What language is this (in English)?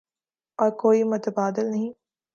Urdu